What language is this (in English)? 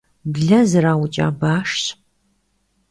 Kabardian